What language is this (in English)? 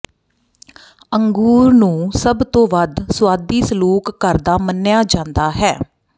Punjabi